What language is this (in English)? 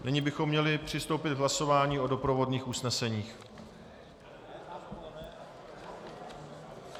Czech